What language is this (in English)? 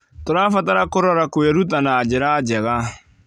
Kikuyu